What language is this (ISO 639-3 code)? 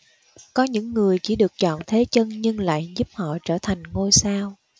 vie